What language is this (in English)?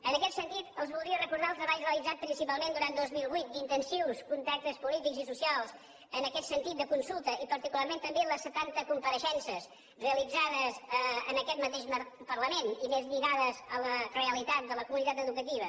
Catalan